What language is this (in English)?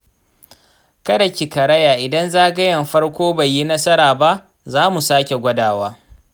Hausa